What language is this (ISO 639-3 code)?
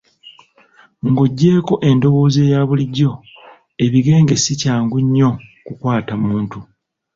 lug